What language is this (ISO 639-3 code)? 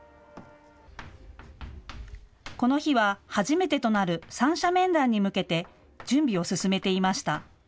jpn